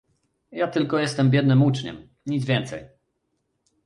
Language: Polish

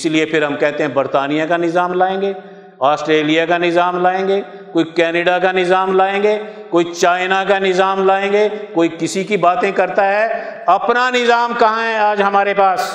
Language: Urdu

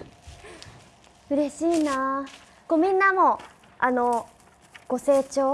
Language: Japanese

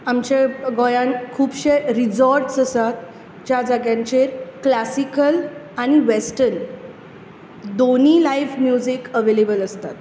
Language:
Konkani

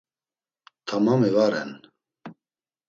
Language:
Laz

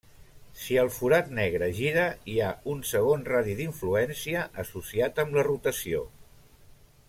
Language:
Catalan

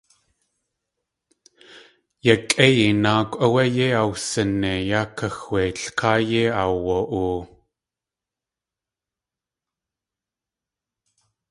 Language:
Tlingit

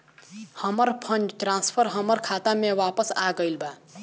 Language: Bhojpuri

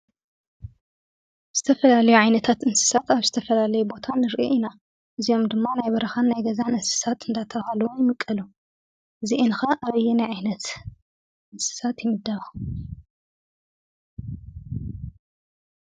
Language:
Tigrinya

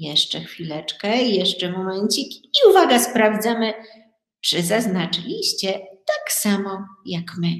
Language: Polish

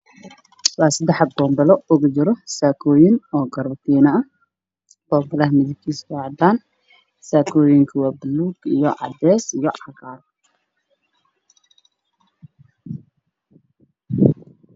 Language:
Somali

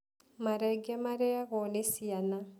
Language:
Kikuyu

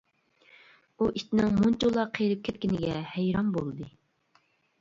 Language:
Uyghur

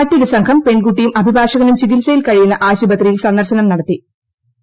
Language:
Malayalam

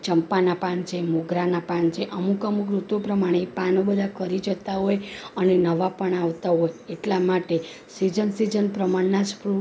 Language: Gujarati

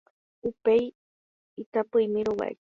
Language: Guarani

